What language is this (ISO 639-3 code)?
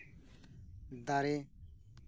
sat